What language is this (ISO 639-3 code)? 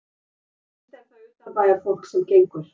isl